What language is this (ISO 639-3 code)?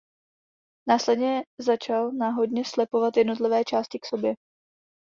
ces